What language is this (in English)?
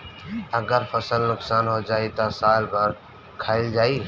Bhojpuri